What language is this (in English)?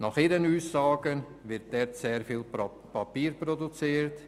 Swiss German